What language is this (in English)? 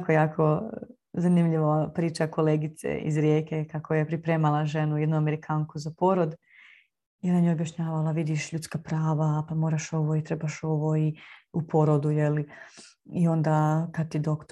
Croatian